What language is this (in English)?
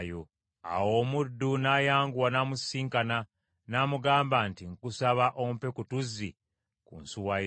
Ganda